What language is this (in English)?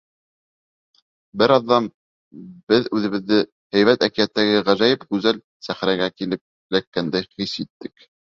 Bashkir